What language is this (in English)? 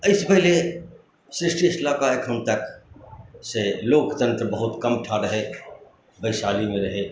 Maithili